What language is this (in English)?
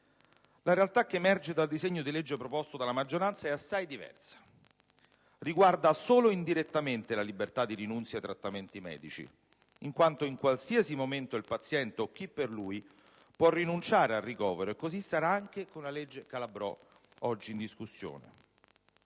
Italian